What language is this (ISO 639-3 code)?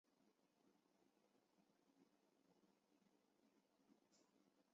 zho